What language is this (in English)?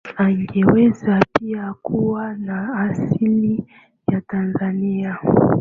Swahili